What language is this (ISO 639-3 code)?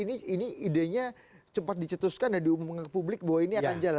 ind